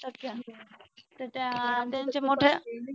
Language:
Marathi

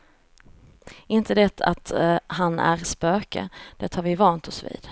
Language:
Swedish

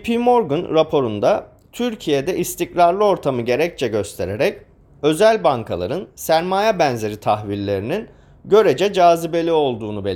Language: Turkish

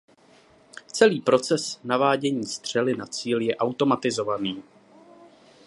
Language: Czech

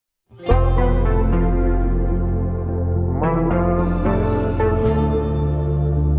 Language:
Romanian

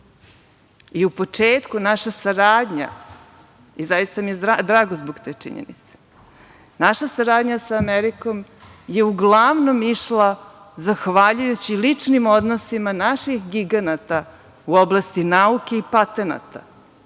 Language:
Serbian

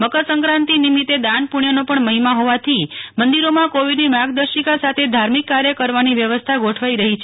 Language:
Gujarati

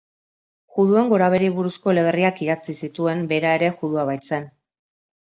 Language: Basque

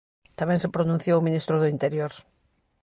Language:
Galician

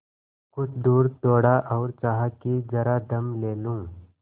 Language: Hindi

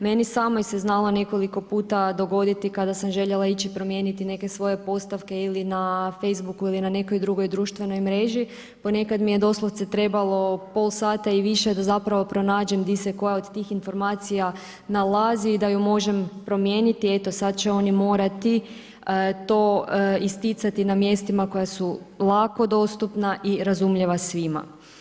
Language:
Croatian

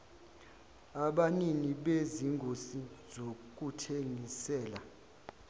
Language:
Zulu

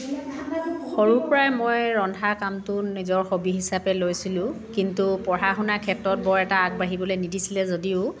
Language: Assamese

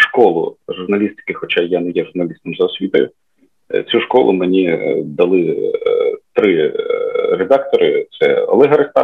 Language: Ukrainian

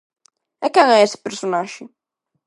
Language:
Galician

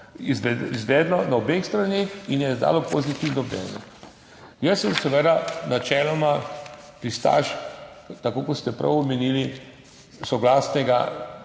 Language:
Slovenian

